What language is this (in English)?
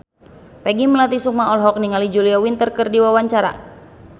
Sundanese